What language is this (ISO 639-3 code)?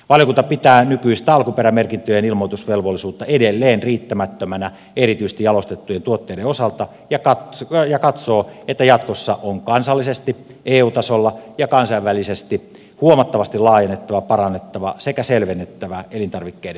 fin